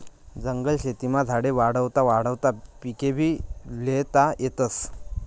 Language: Marathi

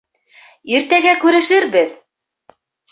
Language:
Bashkir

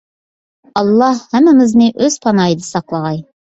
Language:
Uyghur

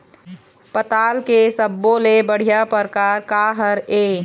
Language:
Chhattisgarhi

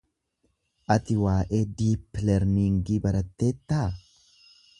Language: Oromo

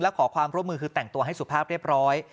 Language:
Thai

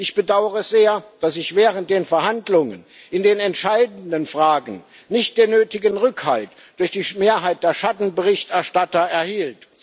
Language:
German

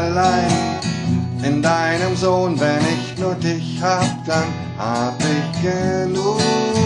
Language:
German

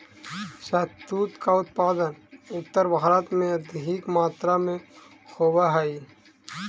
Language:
Magahi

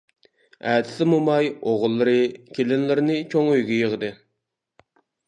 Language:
Uyghur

